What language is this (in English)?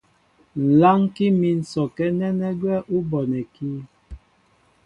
Mbo (Cameroon)